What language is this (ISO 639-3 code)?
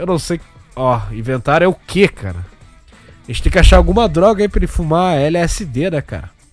por